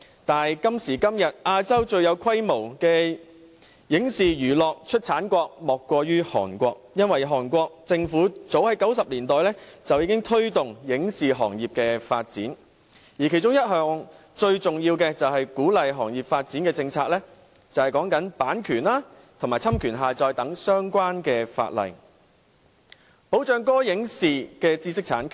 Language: Cantonese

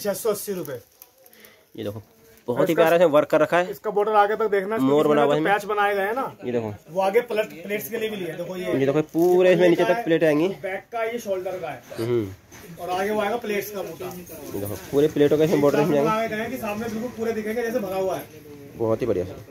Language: Hindi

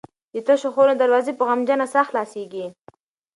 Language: Pashto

